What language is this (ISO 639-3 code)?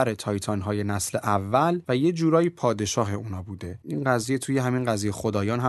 fas